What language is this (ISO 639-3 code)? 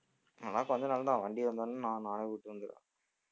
tam